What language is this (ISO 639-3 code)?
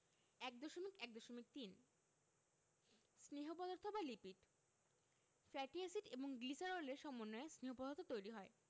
ben